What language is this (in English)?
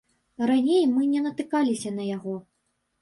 Belarusian